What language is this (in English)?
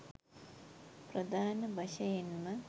Sinhala